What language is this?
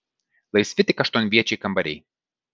Lithuanian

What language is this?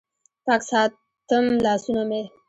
Pashto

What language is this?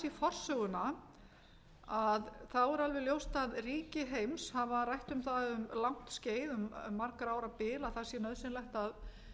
Icelandic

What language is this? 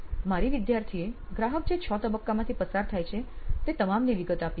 Gujarati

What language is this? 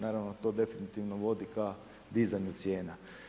Croatian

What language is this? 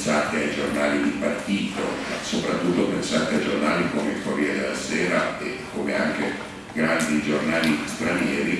Italian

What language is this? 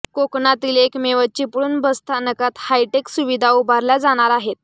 Marathi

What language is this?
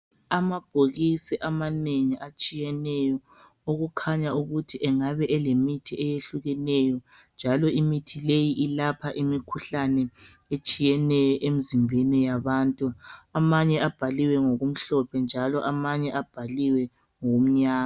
North Ndebele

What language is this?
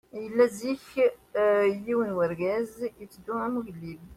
Kabyle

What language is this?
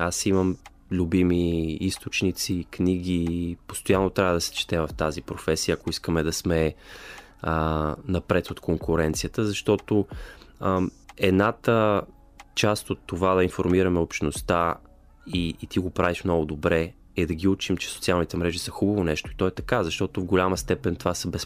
Bulgarian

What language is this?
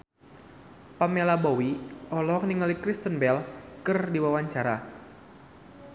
Sundanese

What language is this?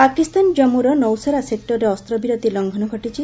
Odia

